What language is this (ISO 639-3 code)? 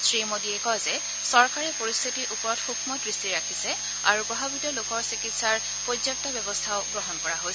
asm